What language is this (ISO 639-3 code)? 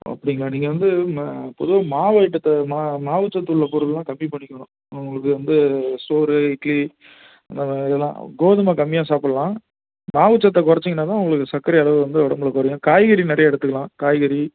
tam